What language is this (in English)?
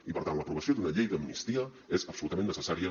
Catalan